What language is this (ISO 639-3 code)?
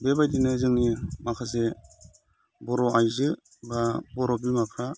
brx